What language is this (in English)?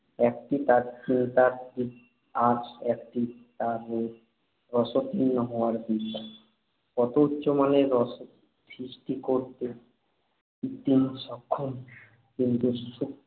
Bangla